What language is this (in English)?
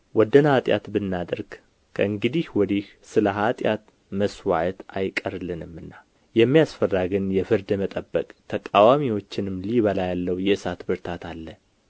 Amharic